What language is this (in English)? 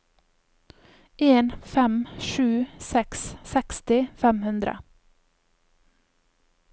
Norwegian